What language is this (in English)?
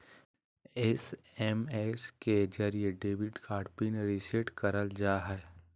Magahi